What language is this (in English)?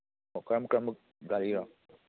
Manipuri